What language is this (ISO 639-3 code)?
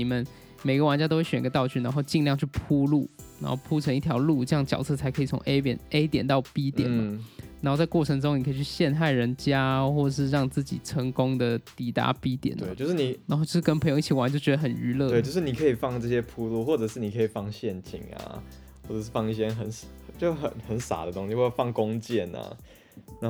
zho